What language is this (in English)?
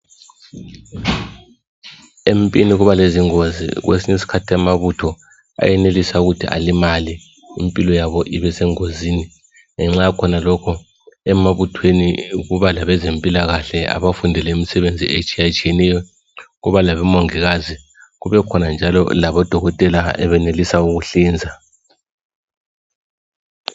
North Ndebele